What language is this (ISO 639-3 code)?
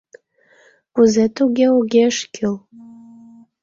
chm